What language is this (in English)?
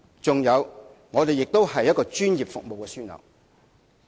Cantonese